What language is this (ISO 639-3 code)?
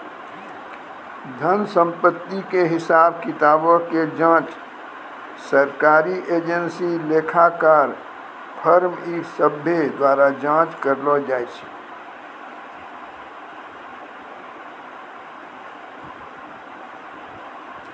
mai